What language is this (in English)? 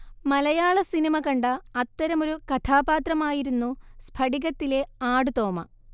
Malayalam